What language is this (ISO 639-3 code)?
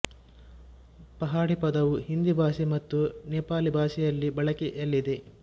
kan